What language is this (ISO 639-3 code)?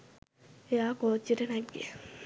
sin